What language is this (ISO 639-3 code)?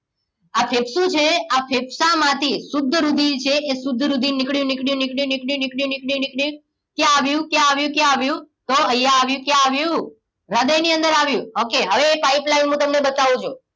guj